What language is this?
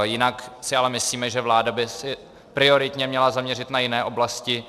Czech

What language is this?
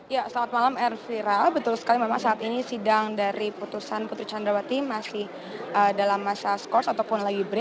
Indonesian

